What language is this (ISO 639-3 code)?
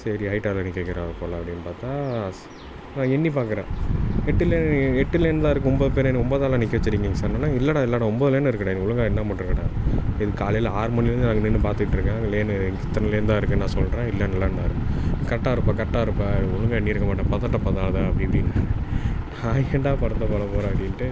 tam